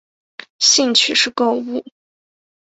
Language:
Chinese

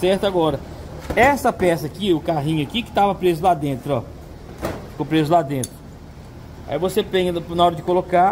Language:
Portuguese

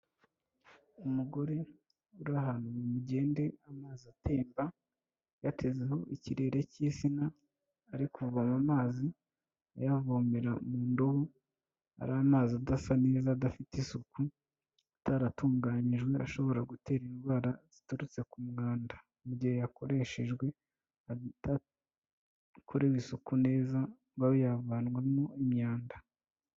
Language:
Kinyarwanda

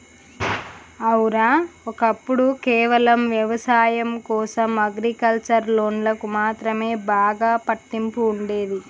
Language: Telugu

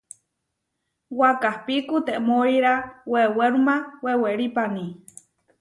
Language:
Huarijio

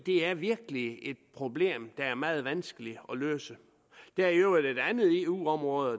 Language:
Danish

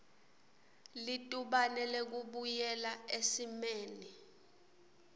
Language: Swati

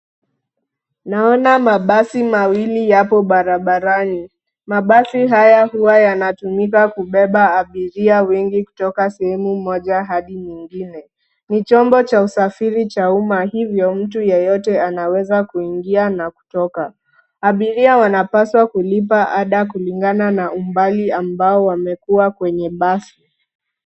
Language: Swahili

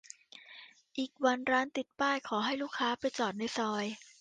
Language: Thai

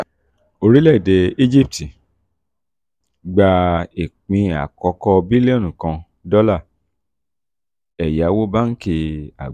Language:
Yoruba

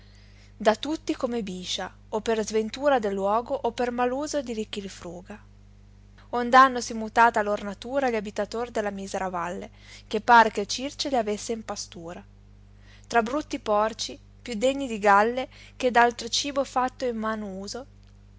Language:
Italian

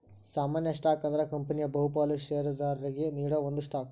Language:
Kannada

